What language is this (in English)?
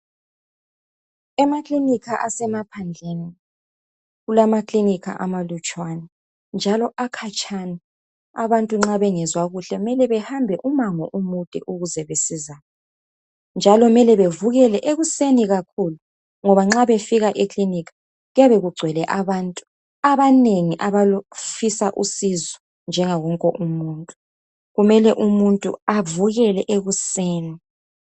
North Ndebele